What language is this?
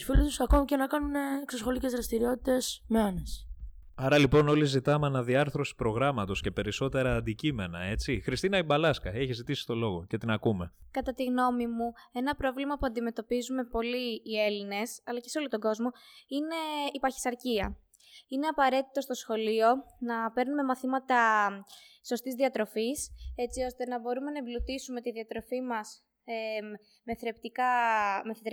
Greek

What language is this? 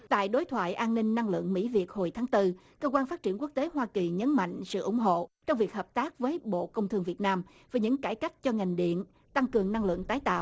Vietnamese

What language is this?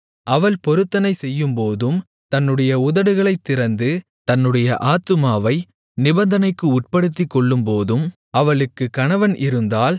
Tamil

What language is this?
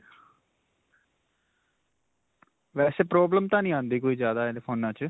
Punjabi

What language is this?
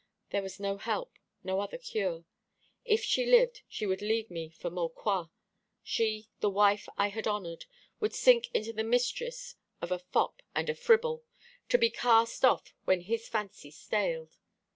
English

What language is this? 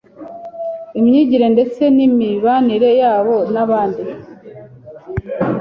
Kinyarwanda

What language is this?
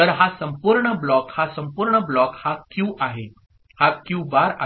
Marathi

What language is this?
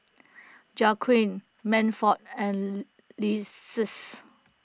English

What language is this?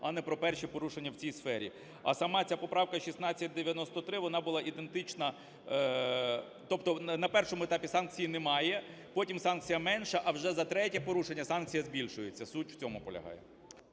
Ukrainian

